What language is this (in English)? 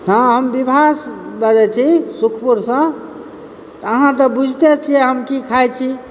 Maithili